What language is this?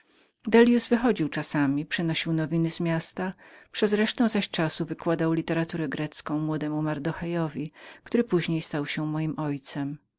Polish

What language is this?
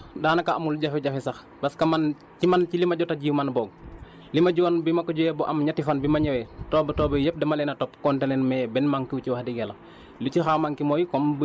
Wolof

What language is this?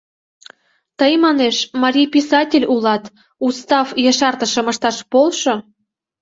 Mari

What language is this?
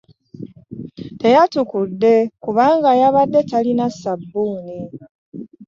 Ganda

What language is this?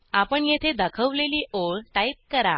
Marathi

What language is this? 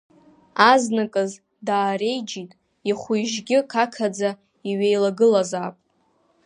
Abkhazian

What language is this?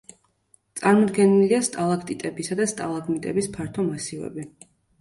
Georgian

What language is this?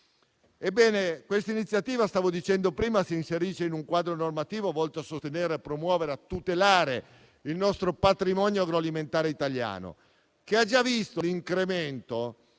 Italian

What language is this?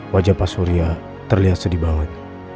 Indonesian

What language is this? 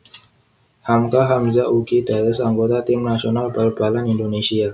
Javanese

